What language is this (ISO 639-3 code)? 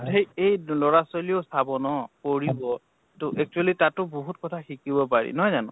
asm